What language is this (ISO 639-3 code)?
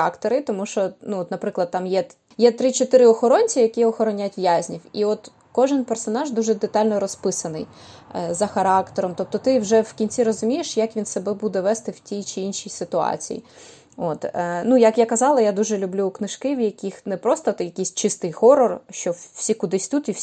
ukr